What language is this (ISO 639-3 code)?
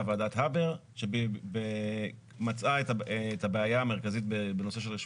heb